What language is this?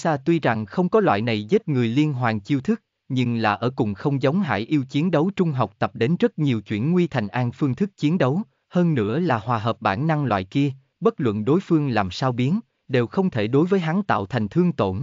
Vietnamese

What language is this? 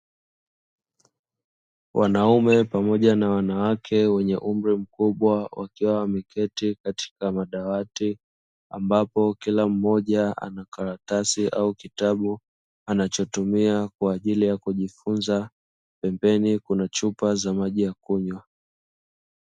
Swahili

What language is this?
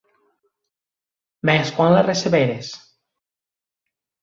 Occitan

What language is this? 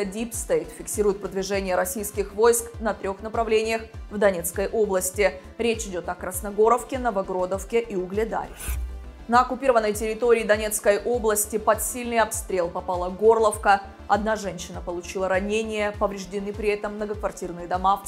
Russian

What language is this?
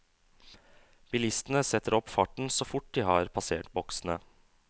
Norwegian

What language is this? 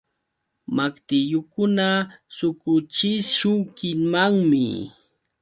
Yauyos Quechua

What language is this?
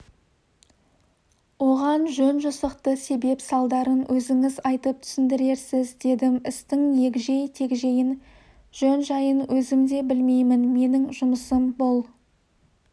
Kazakh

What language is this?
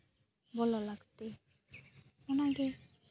Santali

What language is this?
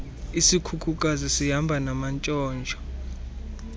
Xhosa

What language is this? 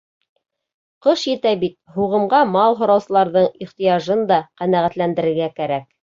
Bashkir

